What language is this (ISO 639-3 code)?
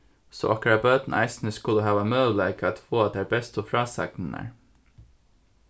fao